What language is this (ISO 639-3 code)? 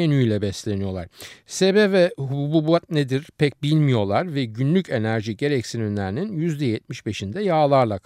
tur